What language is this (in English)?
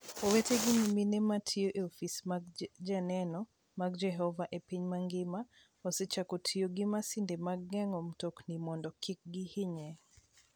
Luo (Kenya and Tanzania)